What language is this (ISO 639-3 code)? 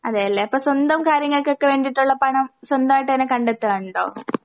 mal